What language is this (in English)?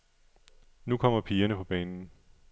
Danish